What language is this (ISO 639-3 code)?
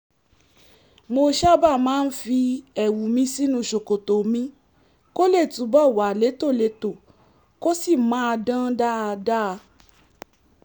yor